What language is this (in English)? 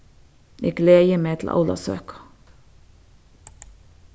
Faroese